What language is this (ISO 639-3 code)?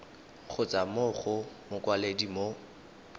tsn